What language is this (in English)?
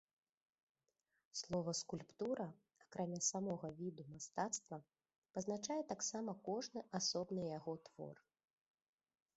Belarusian